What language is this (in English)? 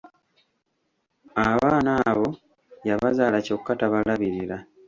Ganda